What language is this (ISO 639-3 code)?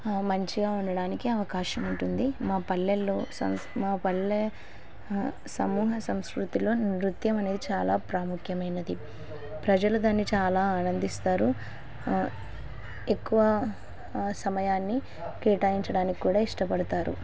tel